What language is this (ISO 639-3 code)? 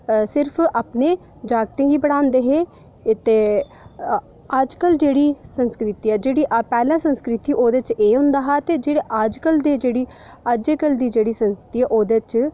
doi